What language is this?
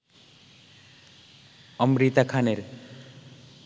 Bangla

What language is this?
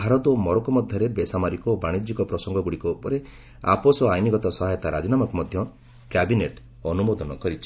Odia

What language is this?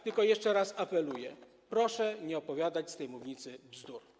Polish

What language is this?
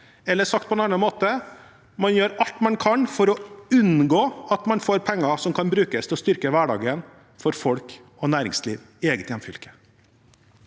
Norwegian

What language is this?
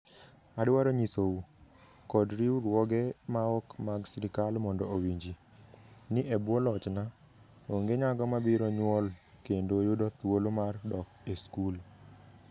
Luo (Kenya and Tanzania)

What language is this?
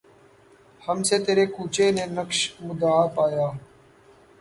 Urdu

